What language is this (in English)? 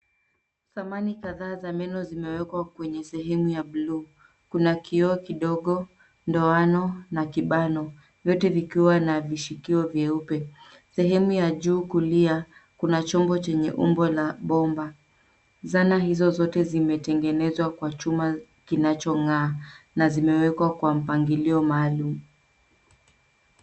Swahili